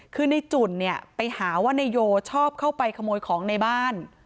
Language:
Thai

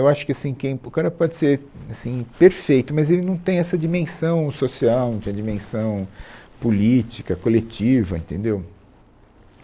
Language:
Portuguese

